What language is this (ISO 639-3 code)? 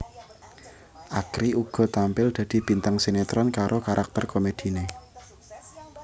jav